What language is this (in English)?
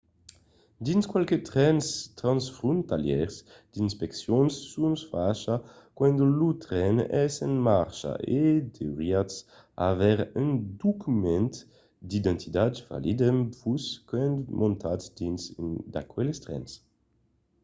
Occitan